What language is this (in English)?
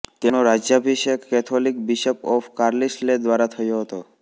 Gujarati